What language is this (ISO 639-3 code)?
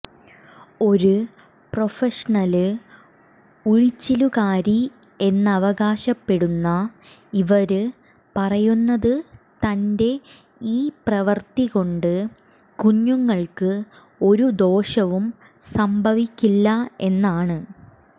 mal